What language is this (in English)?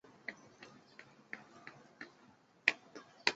Chinese